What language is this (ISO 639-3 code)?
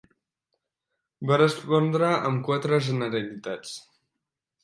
cat